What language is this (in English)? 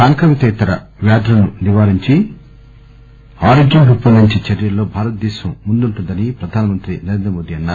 Telugu